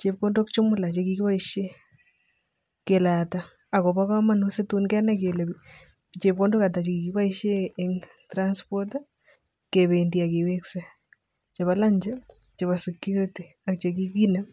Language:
Kalenjin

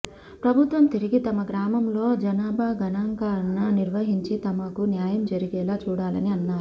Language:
Telugu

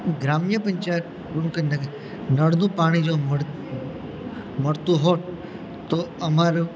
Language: Gujarati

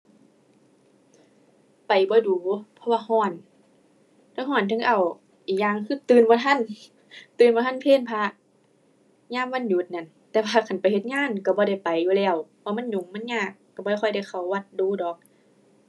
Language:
Thai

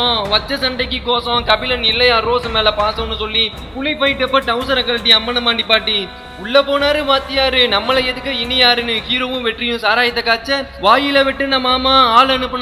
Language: Tamil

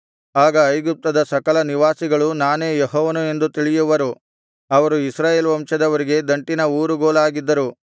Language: Kannada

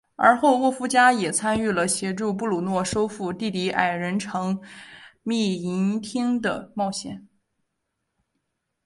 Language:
Chinese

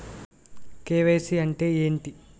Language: Telugu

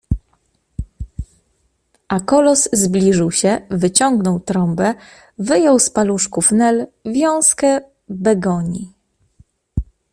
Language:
Polish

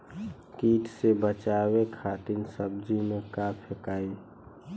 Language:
Bhojpuri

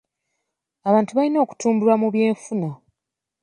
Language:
Ganda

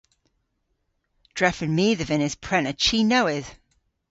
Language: Cornish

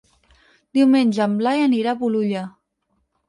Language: Catalan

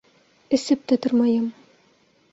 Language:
Bashkir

